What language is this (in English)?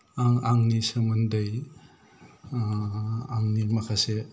Bodo